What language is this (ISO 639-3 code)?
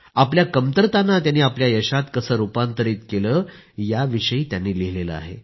mar